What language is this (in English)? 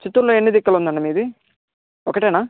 Telugu